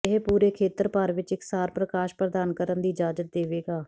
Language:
Punjabi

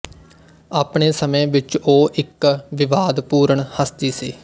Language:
Punjabi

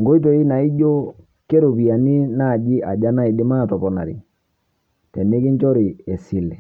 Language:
Masai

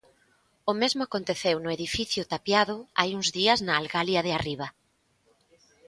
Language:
Galician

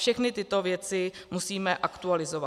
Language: Czech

